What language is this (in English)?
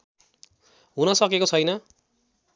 Nepali